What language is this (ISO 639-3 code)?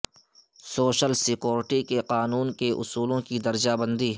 urd